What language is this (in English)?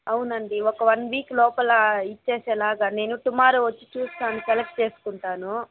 Telugu